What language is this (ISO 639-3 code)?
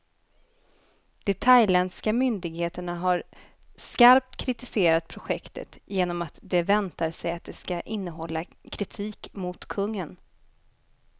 swe